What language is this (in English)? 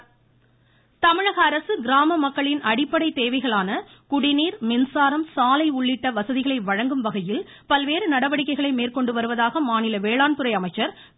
Tamil